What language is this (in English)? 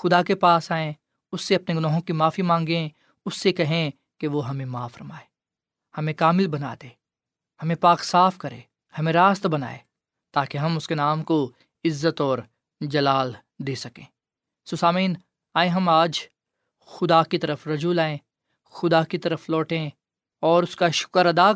Urdu